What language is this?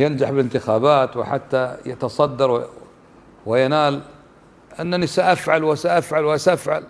Arabic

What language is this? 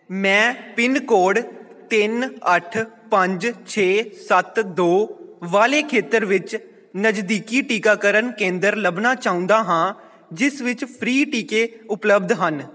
Punjabi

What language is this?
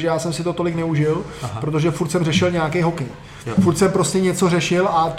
Czech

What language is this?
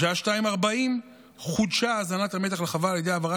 Hebrew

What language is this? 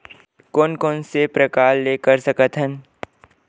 Chhattisgarhi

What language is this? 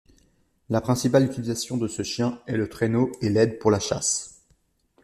French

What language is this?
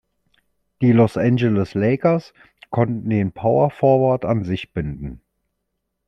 German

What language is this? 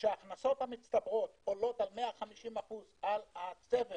Hebrew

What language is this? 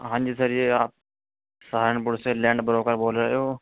Urdu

